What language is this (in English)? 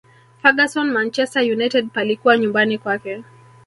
Swahili